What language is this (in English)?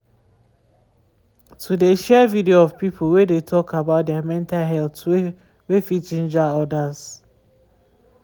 Nigerian Pidgin